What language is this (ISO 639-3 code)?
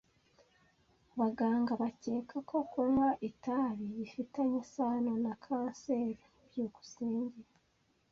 kin